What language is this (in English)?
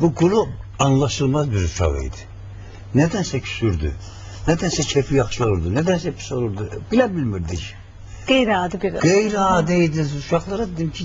Turkish